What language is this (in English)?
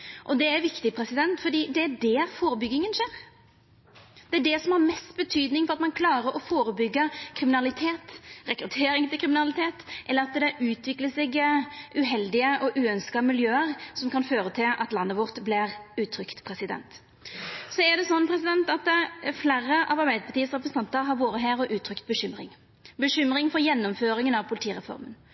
Norwegian Nynorsk